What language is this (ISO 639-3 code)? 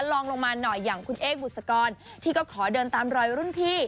tha